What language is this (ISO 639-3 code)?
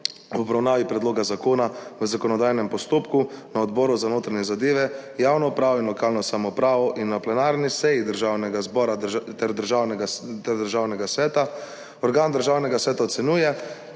slv